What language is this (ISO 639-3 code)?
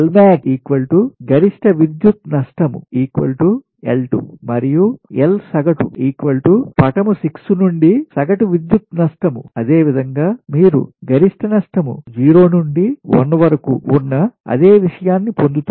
tel